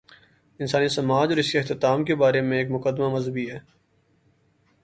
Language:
Urdu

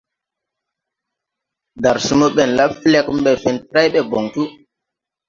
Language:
Tupuri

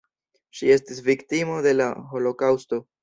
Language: Esperanto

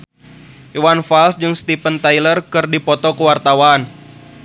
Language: Sundanese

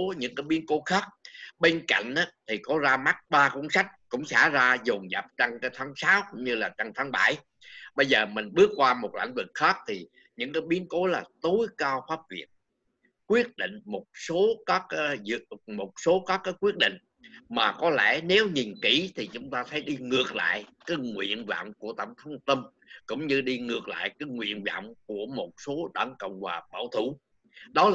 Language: Vietnamese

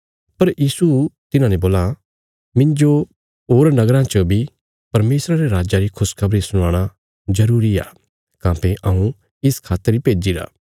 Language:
Bilaspuri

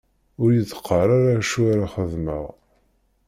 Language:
Kabyle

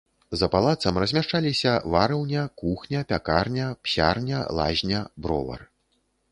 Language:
Belarusian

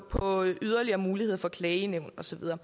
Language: Danish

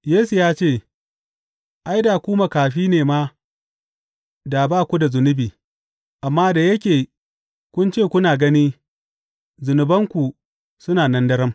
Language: Hausa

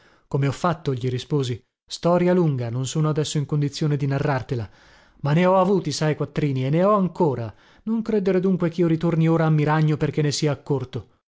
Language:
Italian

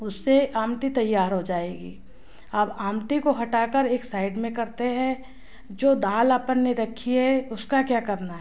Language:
Hindi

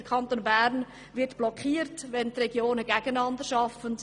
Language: Swiss German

